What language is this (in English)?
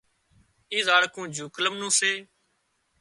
Wadiyara Koli